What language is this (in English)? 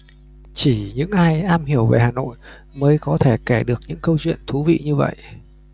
Vietnamese